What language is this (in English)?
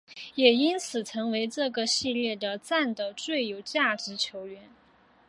Chinese